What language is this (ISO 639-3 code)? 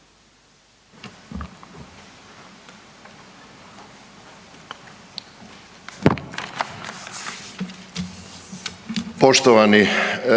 hrv